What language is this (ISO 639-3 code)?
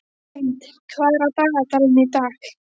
isl